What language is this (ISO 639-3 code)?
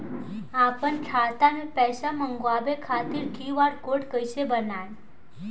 bho